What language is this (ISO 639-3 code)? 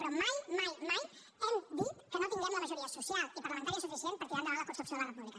cat